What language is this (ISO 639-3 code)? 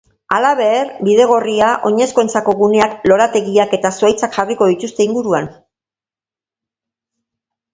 eus